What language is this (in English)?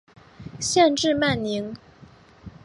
Chinese